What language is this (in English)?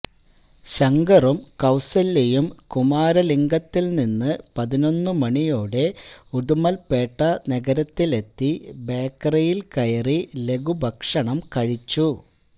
Malayalam